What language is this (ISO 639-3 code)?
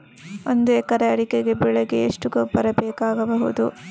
kan